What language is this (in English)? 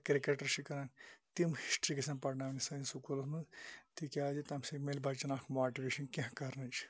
Kashmiri